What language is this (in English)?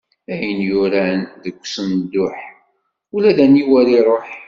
Kabyle